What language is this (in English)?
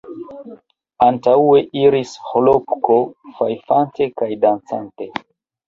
Esperanto